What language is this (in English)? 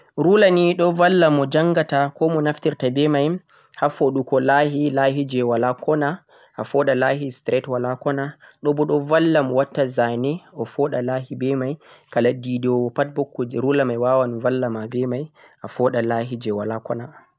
Central-Eastern Niger Fulfulde